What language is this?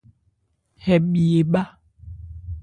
Ebrié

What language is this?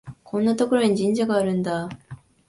Japanese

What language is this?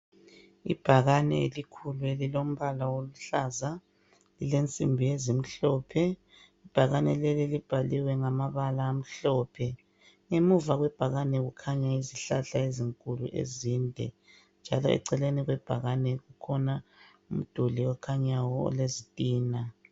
North Ndebele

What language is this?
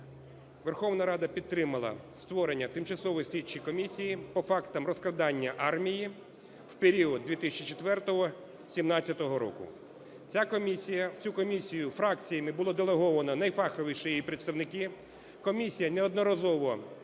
Ukrainian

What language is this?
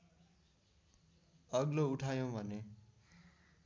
Nepali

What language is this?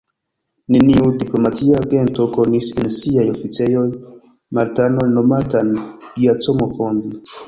Esperanto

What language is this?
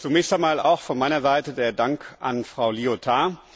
German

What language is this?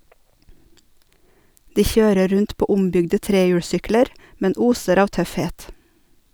Norwegian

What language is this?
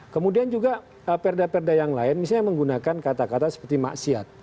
Indonesian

